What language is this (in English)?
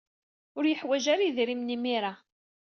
Kabyle